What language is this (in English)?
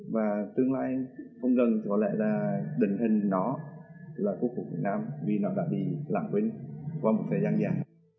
Vietnamese